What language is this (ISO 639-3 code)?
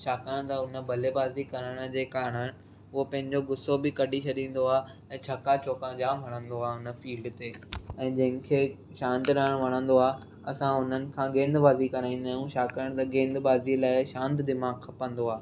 snd